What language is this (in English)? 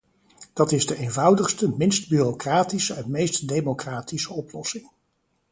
Dutch